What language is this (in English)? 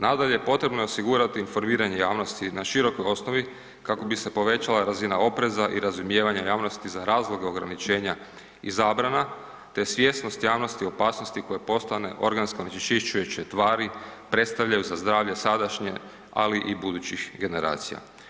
Croatian